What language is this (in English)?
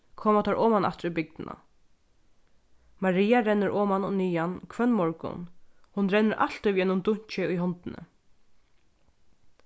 Faroese